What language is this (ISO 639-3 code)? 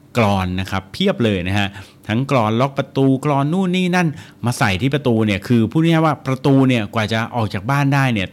tha